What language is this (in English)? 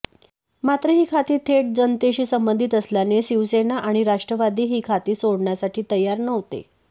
Marathi